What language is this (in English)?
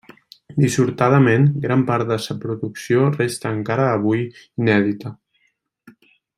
Catalan